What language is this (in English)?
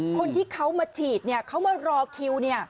Thai